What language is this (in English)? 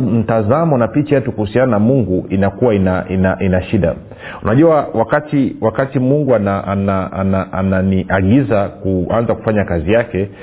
Swahili